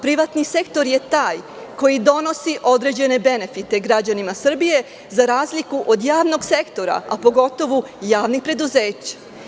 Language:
Serbian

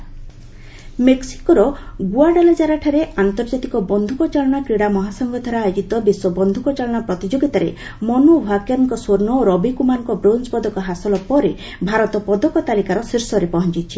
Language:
Odia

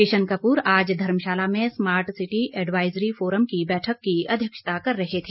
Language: Hindi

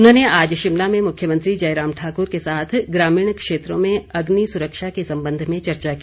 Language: Hindi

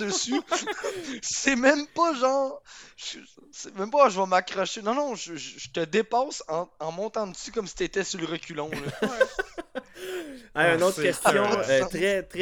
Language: French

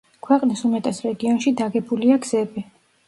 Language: Georgian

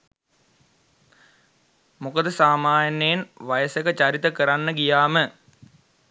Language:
Sinhala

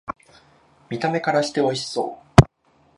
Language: Japanese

